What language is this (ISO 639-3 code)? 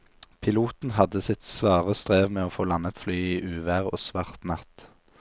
nor